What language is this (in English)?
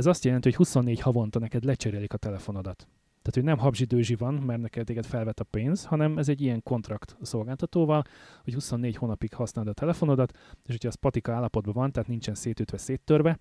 Hungarian